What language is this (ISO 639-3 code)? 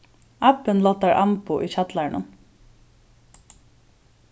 fao